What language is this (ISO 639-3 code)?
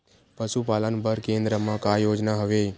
hne